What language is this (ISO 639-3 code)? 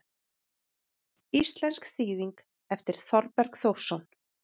isl